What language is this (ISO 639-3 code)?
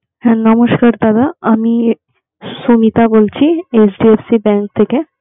ben